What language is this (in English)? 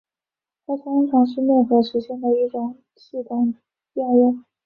Chinese